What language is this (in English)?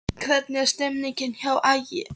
Icelandic